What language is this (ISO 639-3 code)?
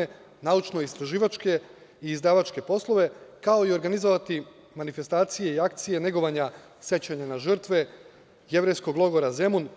srp